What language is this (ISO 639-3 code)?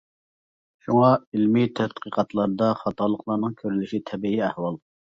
uig